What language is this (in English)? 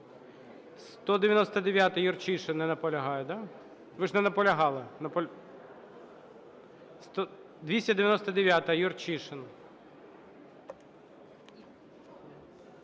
Ukrainian